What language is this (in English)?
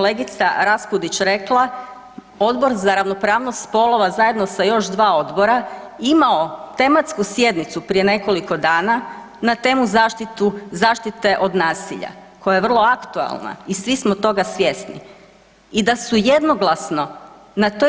Croatian